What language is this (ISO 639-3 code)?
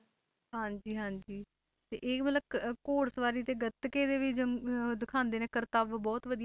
pan